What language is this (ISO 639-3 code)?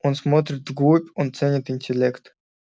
rus